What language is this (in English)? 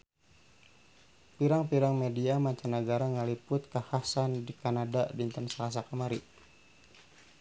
Sundanese